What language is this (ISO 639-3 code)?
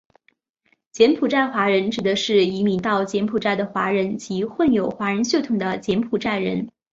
zho